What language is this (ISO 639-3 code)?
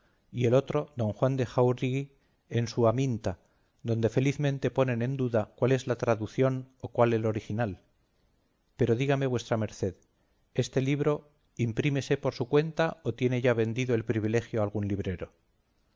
spa